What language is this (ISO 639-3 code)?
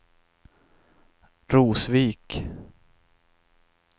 swe